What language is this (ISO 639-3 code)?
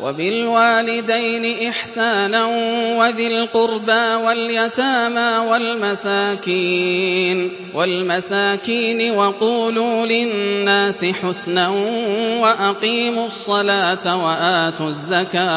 ara